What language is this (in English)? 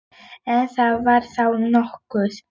Icelandic